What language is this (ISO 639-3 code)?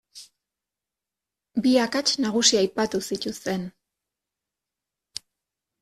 eus